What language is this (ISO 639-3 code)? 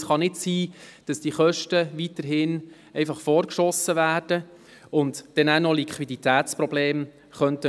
gsw